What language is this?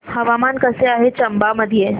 Marathi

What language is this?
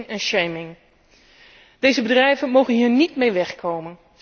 Dutch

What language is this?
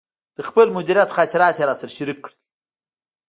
Pashto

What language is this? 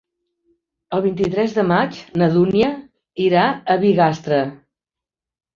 Catalan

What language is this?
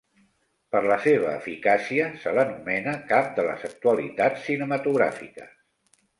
Catalan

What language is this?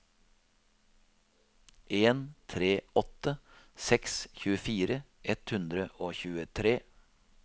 Norwegian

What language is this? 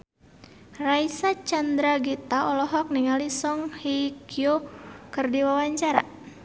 Sundanese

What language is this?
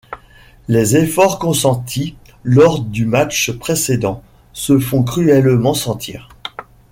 French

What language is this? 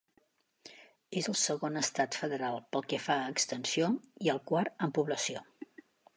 Catalan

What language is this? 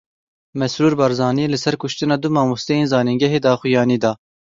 Kurdish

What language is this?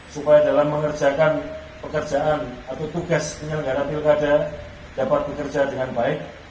Indonesian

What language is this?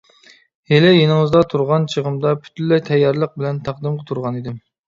Uyghur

